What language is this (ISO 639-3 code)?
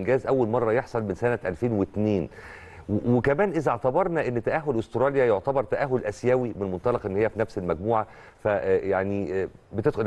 ara